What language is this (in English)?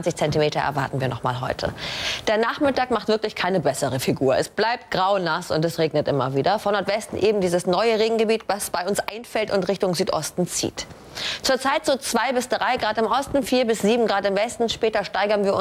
German